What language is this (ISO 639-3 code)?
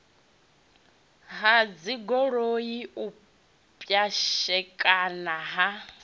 ven